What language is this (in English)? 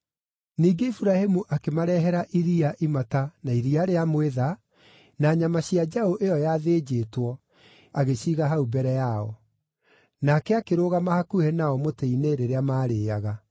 Kikuyu